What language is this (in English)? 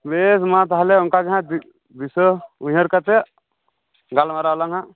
Santali